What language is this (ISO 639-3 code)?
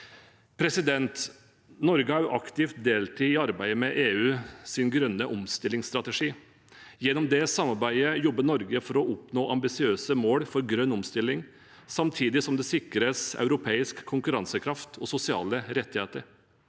nor